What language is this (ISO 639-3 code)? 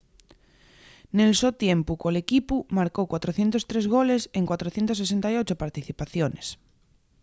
ast